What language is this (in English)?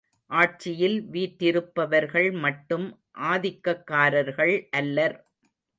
Tamil